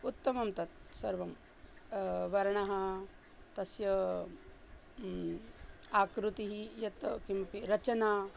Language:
Sanskrit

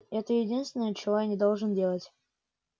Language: Russian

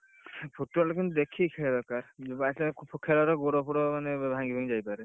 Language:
Odia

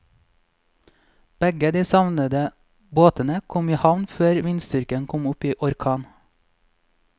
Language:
Norwegian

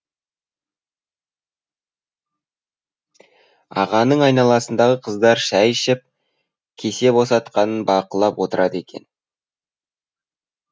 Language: Kazakh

